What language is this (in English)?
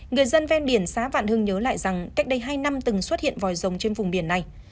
Vietnamese